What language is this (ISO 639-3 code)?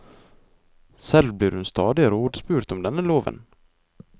nor